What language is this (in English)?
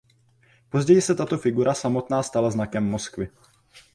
Czech